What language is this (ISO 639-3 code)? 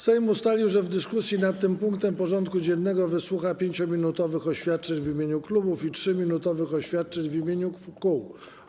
pol